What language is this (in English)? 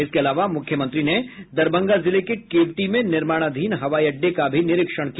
Hindi